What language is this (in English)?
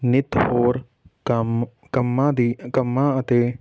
Punjabi